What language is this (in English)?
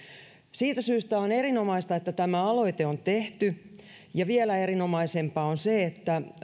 Finnish